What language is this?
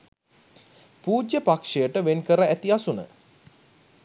Sinhala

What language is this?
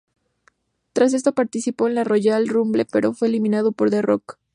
Spanish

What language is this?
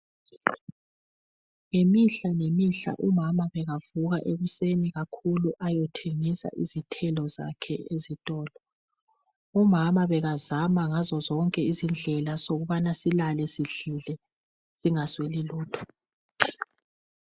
North Ndebele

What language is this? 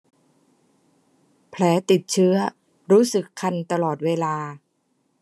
Thai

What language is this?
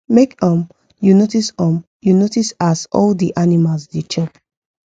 Nigerian Pidgin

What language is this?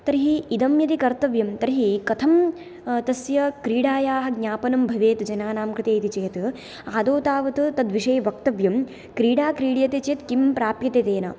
Sanskrit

